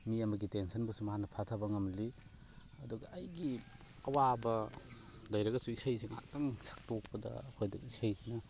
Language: Manipuri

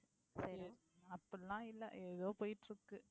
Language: Tamil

